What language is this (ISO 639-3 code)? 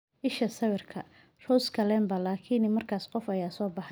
som